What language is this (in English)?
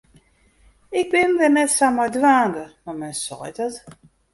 Western Frisian